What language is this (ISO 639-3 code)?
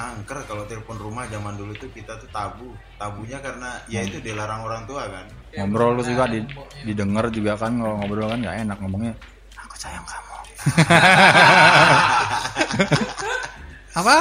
ind